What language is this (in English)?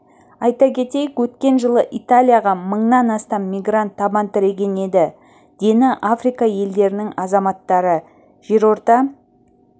Kazakh